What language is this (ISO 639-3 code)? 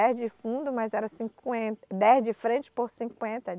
por